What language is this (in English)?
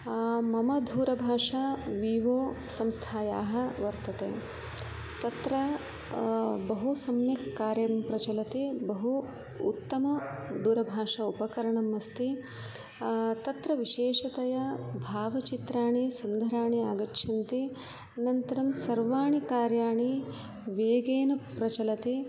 Sanskrit